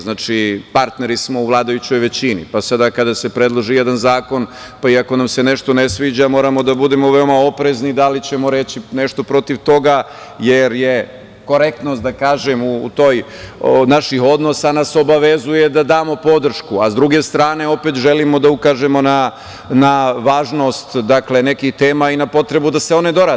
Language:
Serbian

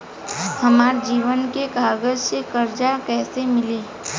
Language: Bhojpuri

